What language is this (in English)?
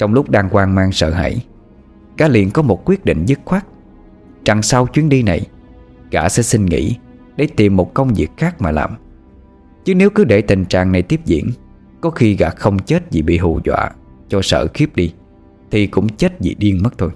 Vietnamese